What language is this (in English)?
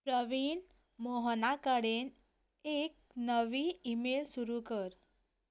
Konkani